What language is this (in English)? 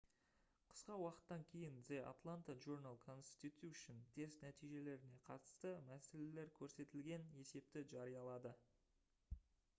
Kazakh